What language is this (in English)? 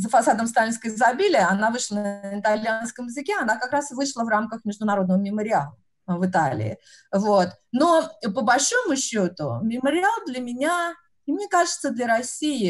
Russian